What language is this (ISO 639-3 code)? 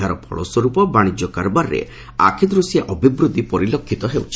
ori